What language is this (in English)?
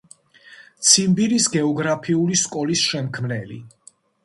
Georgian